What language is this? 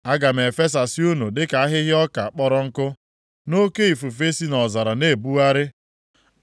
Igbo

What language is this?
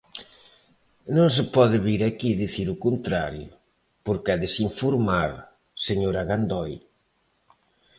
Galician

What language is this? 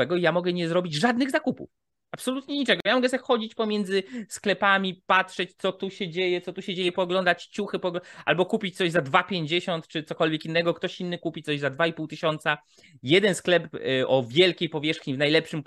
Polish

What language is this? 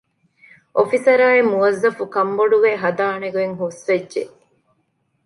Divehi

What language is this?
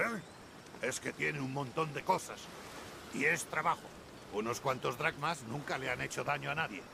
Spanish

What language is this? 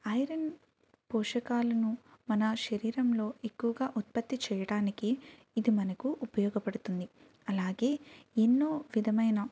Telugu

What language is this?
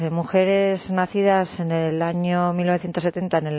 Spanish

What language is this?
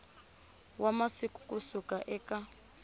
Tsonga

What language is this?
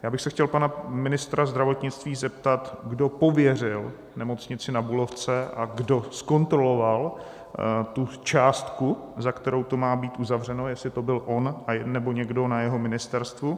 Czech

